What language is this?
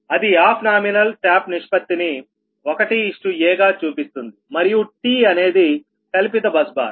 Telugu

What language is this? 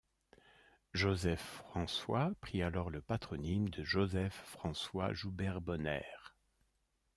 French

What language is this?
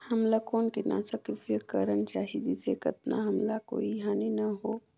Chhattisgarhi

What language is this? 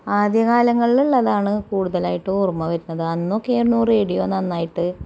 Malayalam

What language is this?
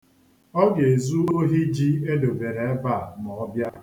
Igbo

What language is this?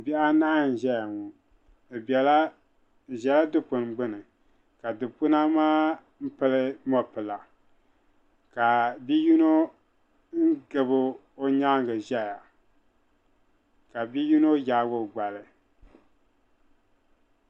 Dagbani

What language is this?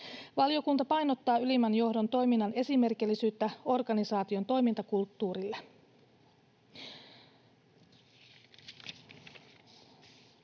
Finnish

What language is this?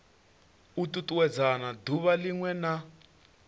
Venda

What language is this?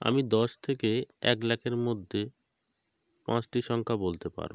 Bangla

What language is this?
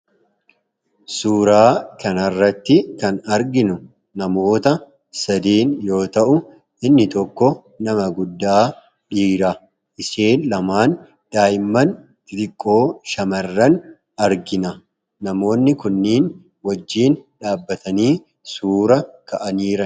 Oromo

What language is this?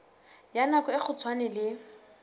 Southern Sotho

